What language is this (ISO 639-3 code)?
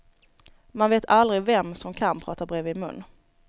swe